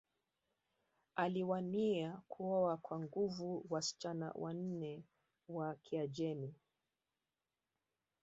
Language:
Swahili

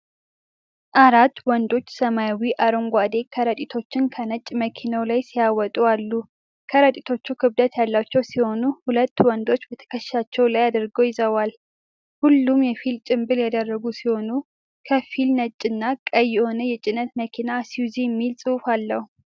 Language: Amharic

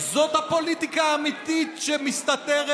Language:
Hebrew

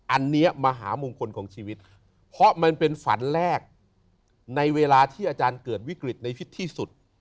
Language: Thai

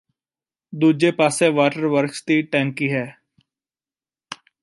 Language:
Punjabi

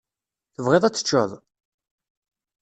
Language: Kabyle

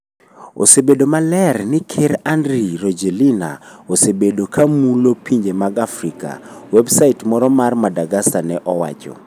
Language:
Luo (Kenya and Tanzania)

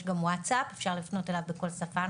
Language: Hebrew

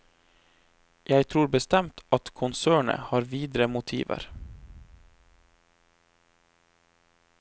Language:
Norwegian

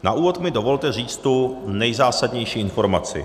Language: Czech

